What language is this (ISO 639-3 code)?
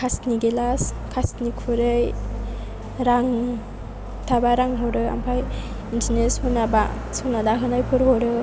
brx